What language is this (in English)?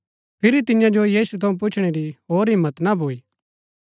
Gaddi